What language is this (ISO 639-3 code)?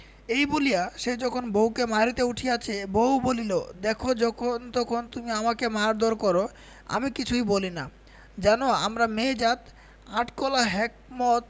ben